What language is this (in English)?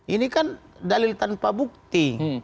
Indonesian